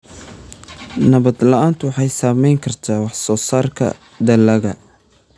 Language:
Somali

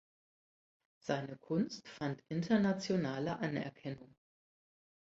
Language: German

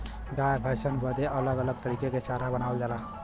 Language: Bhojpuri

